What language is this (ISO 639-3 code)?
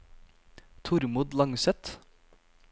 nor